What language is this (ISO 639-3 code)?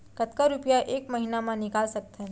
hne